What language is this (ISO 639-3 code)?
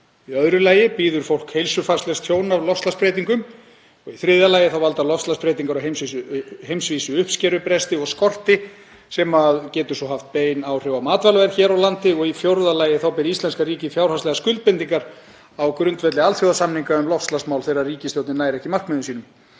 isl